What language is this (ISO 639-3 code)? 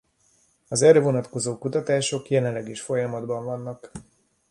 hun